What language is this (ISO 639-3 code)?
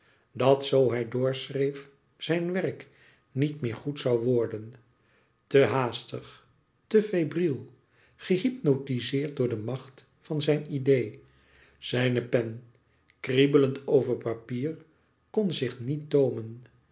nld